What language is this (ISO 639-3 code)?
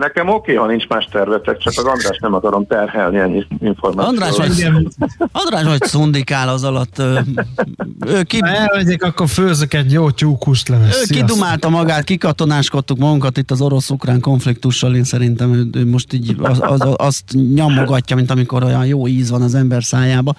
hun